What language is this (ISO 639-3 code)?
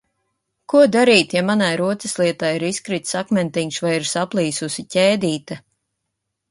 lav